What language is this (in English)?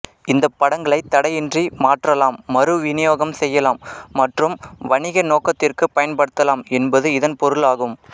Tamil